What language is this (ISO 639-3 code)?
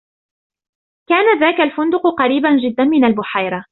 ara